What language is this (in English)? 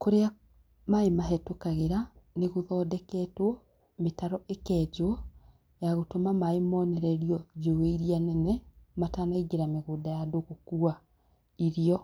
Kikuyu